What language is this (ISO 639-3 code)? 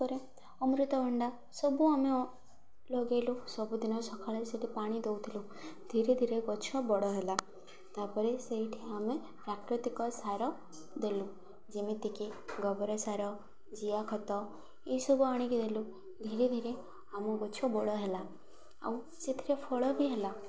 ori